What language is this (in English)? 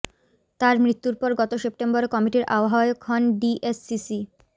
Bangla